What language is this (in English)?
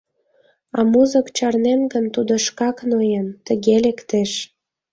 Mari